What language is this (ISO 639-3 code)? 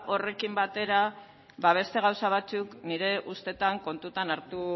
eus